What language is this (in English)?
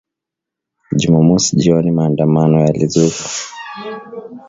Swahili